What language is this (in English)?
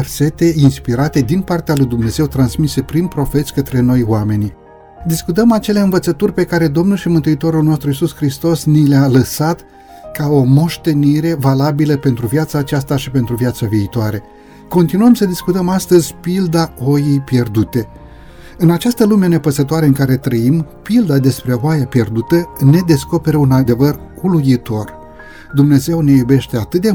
Romanian